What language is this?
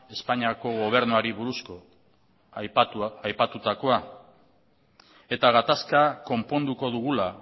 Basque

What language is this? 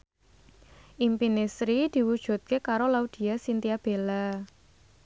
Javanese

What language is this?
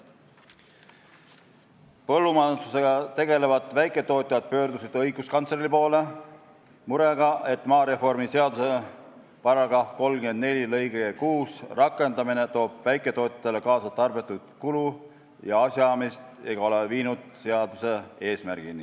Estonian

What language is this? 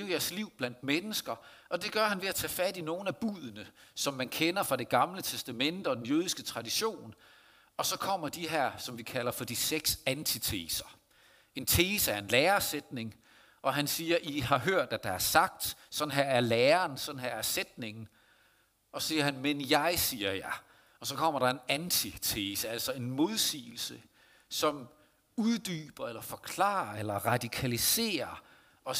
Danish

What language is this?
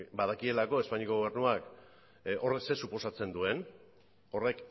Basque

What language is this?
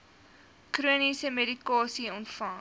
Afrikaans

